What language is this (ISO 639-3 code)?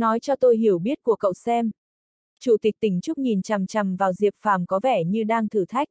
vie